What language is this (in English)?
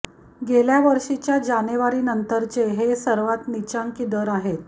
Marathi